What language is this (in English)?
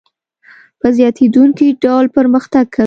Pashto